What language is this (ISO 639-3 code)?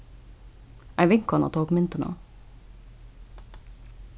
fao